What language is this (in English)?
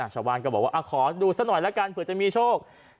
Thai